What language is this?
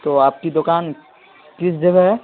Urdu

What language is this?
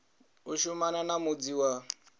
Venda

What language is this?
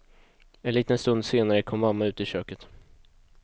Swedish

